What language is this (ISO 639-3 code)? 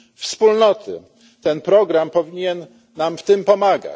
pol